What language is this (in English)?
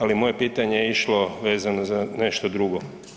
Croatian